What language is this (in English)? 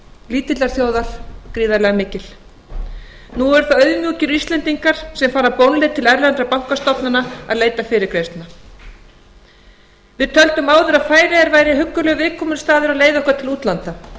Icelandic